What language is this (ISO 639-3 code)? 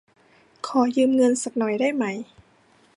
tha